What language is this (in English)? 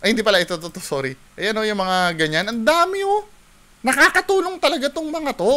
Filipino